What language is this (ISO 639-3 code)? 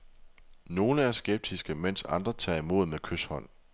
dan